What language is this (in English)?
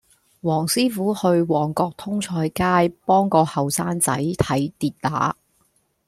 Cantonese